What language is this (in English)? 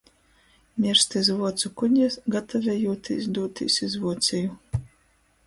Latgalian